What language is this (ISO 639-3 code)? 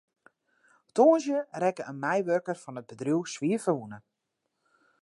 fry